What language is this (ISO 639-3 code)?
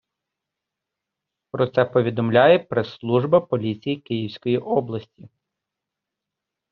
ukr